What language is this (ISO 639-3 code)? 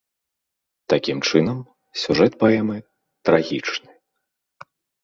bel